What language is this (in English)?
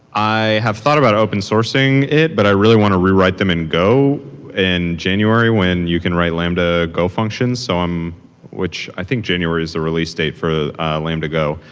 English